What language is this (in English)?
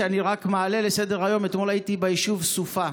Hebrew